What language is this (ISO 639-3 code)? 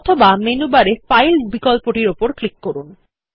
ben